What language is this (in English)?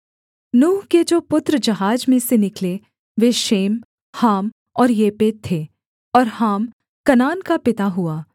Hindi